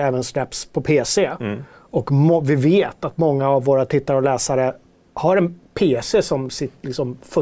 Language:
Swedish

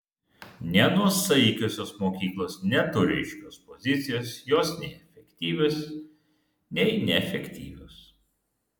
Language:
Lithuanian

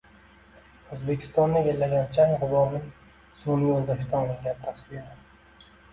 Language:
Uzbek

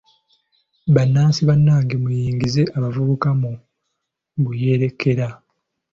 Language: Ganda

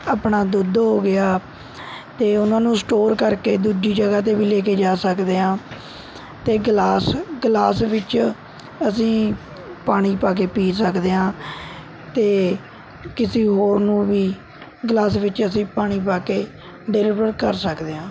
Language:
Punjabi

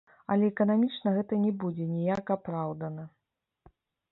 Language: Belarusian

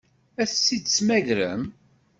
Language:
Kabyle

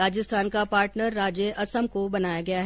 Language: Hindi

